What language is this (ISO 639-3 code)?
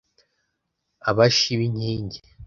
kin